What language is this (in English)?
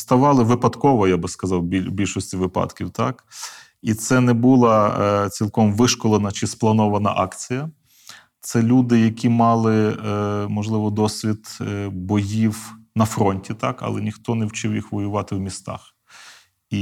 Ukrainian